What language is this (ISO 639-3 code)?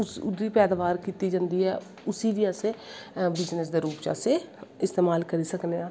doi